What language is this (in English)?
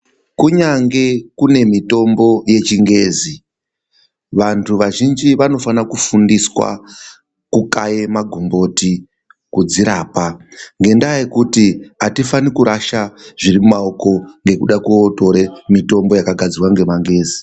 Ndau